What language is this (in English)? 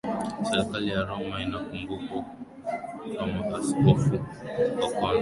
Swahili